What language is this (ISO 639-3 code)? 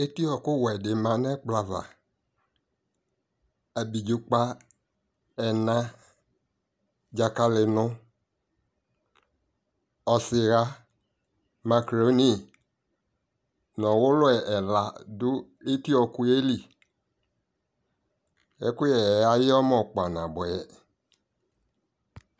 kpo